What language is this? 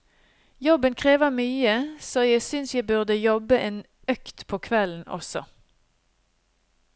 Norwegian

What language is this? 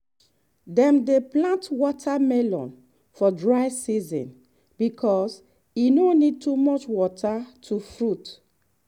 Nigerian Pidgin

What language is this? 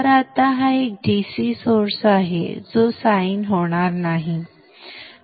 Marathi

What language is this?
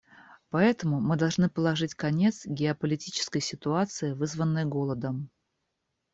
Russian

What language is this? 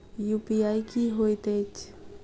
Maithili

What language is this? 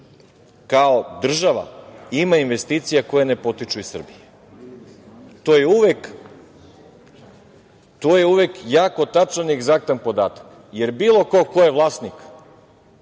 Serbian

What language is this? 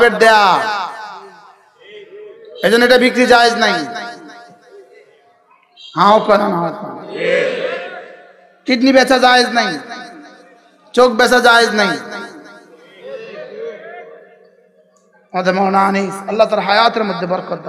Bangla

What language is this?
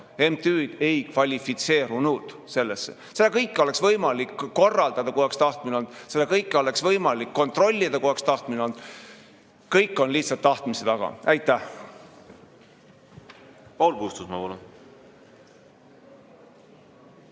Estonian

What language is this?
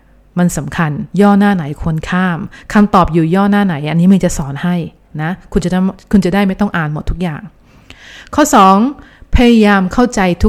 Thai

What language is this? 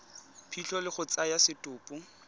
Tswana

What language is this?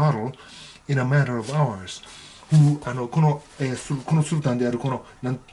Japanese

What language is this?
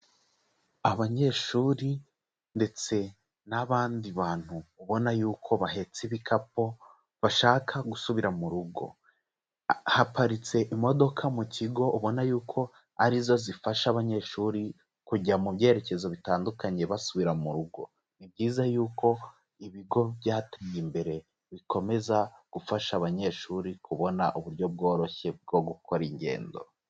Kinyarwanda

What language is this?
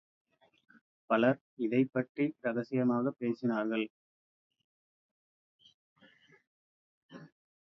Tamil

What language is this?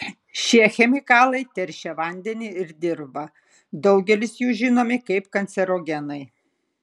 Lithuanian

